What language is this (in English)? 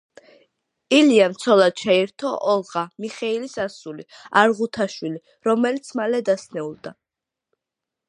Georgian